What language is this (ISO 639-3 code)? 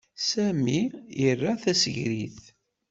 kab